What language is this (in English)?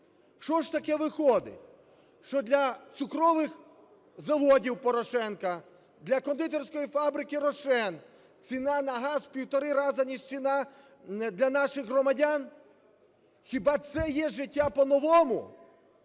Ukrainian